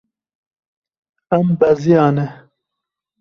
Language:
Kurdish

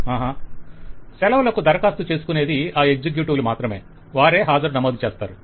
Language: Telugu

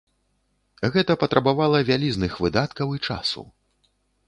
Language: Belarusian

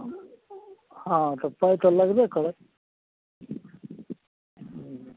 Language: Maithili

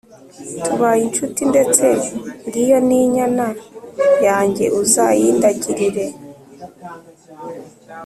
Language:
Kinyarwanda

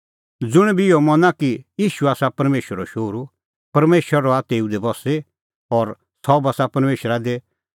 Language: Kullu Pahari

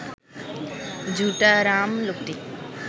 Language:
Bangla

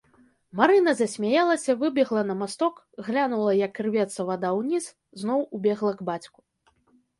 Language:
Belarusian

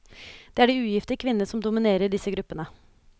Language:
Norwegian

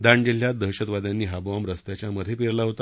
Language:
Marathi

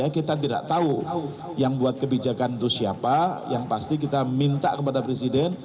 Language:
Indonesian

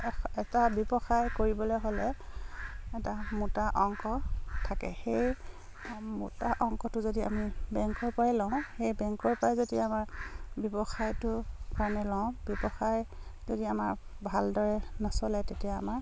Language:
Assamese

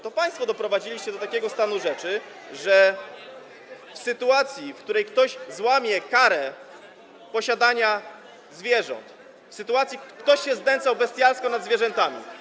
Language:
Polish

